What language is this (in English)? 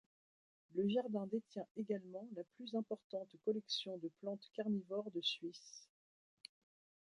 French